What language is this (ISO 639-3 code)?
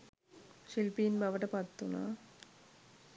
sin